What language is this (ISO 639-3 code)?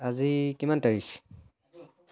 asm